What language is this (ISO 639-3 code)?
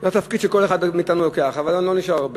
heb